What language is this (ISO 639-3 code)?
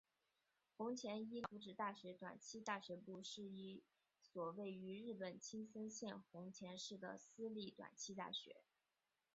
zho